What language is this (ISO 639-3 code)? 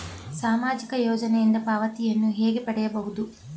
kan